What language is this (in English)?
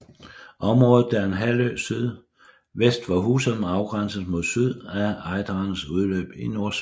Danish